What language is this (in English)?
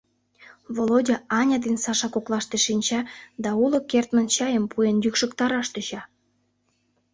Mari